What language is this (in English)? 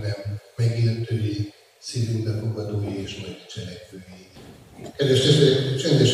Hungarian